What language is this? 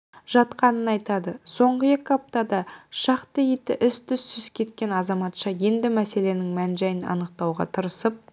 Kazakh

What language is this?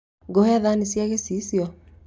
Kikuyu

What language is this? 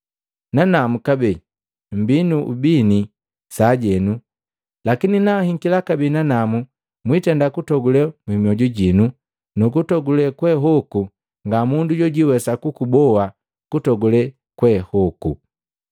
Matengo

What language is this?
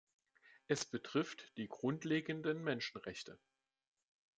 German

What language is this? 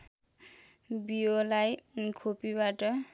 Nepali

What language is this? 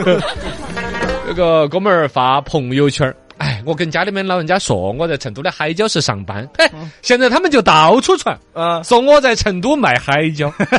Chinese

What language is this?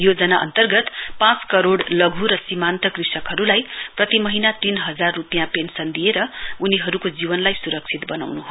Nepali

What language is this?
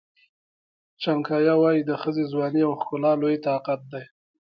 Pashto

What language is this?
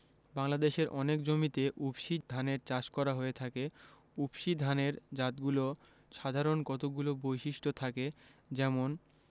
Bangla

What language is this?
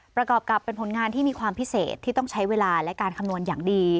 Thai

